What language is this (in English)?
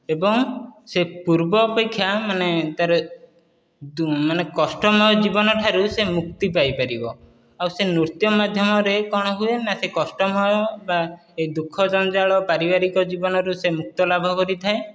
Odia